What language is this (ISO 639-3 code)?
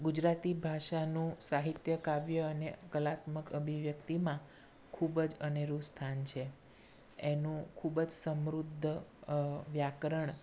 guj